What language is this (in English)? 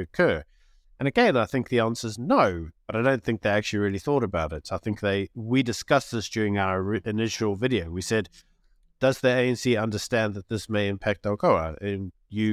English